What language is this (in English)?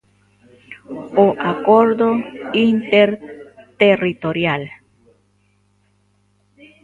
Galician